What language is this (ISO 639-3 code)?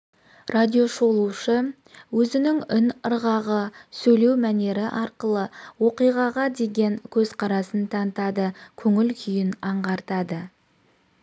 kaz